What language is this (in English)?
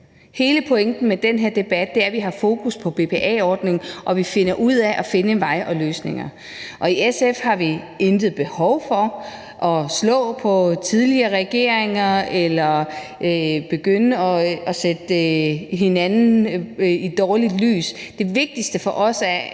Danish